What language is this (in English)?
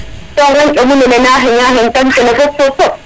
Serer